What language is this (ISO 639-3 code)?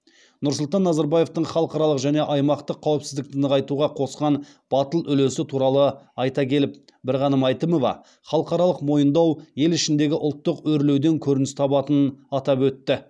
kaz